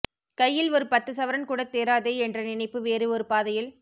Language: Tamil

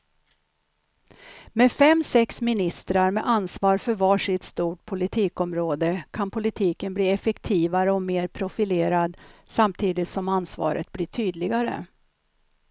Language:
Swedish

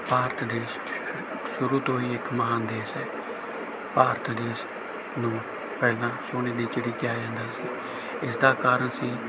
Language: Punjabi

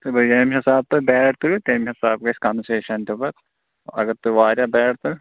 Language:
Kashmiri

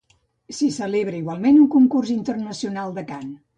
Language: Catalan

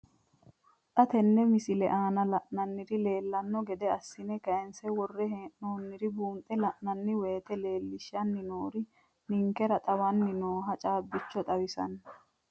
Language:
Sidamo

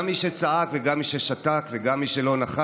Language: Hebrew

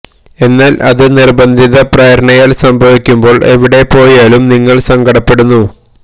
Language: Malayalam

